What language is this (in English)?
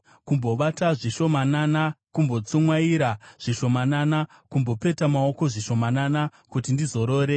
Shona